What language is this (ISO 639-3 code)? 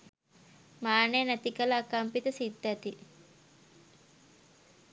sin